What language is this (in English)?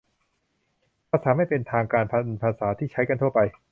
Thai